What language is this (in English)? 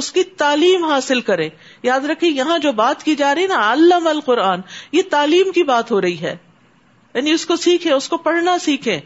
Urdu